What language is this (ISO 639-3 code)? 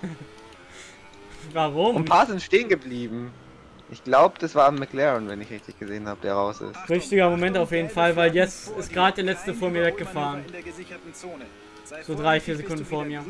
deu